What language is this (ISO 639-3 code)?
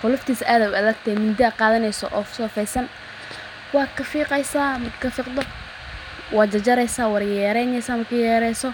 som